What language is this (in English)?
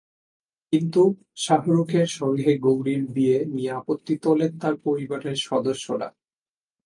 Bangla